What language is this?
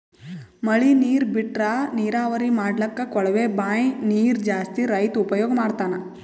Kannada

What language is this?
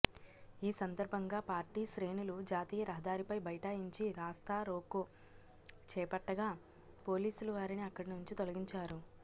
Telugu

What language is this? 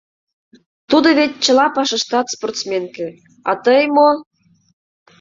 Mari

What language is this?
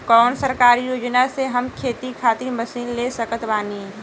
Bhojpuri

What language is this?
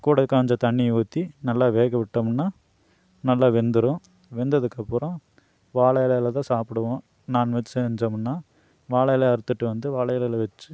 Tamil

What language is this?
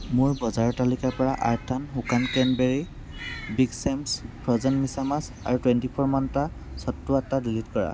Assamese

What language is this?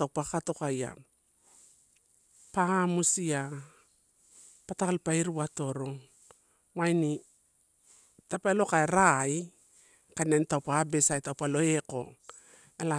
Torau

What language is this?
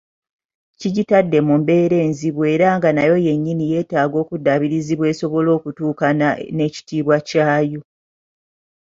Ganda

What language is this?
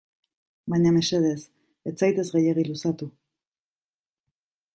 Basque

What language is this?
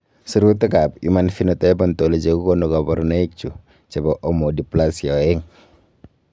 Kalenjin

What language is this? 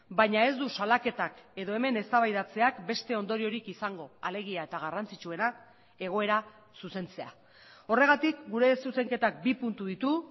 Basque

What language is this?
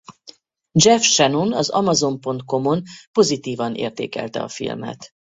Hungarian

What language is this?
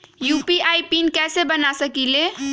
Magahi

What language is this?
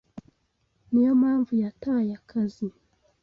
Kinyarwanda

